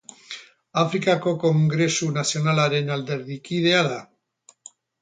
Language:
Basque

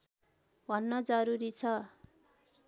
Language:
Nepali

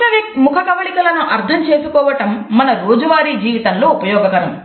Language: Telugu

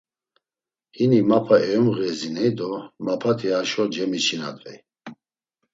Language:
Laz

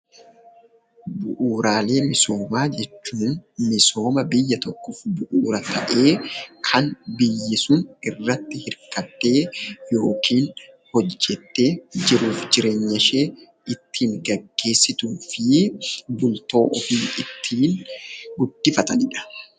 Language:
Oromo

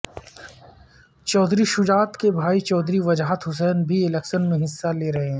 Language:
Urdu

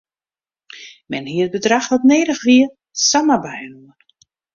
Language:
Western Frisian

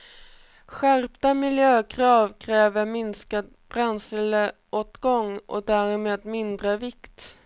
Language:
Swedish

